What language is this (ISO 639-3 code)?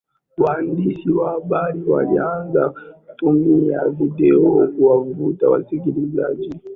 swa